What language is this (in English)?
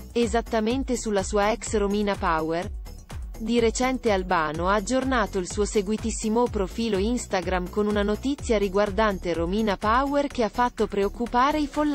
Italian